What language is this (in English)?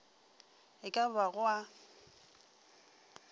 Northern Sotho